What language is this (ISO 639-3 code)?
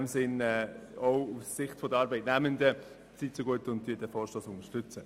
gsw